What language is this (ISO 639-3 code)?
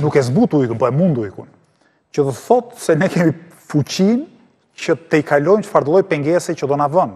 ron